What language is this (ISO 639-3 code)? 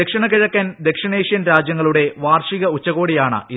mal